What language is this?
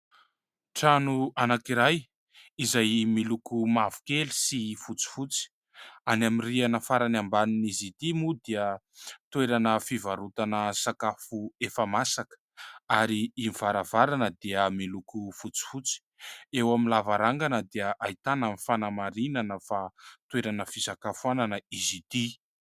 Malagasy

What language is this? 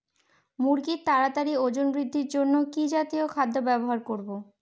Bangla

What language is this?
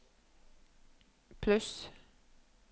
Norwegian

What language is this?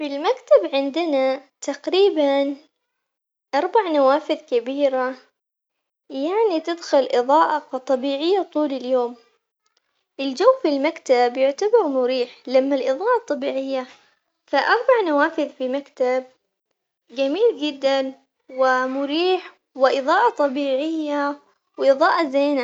Omani Arabic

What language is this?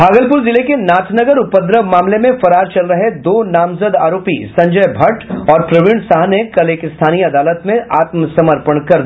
Hindi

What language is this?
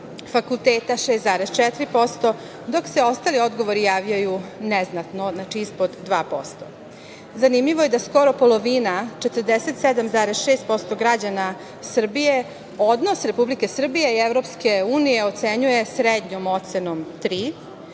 Serbian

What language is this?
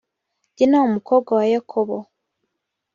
Kinyarwanda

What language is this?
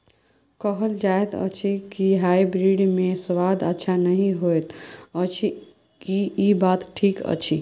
Maithili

